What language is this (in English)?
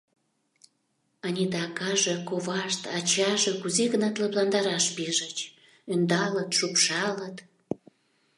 Mari